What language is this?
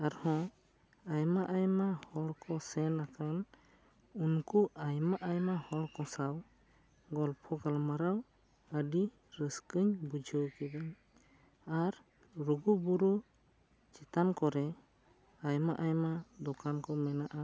Santali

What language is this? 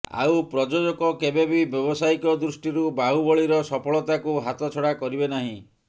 Odia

